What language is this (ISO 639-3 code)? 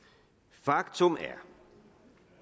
dan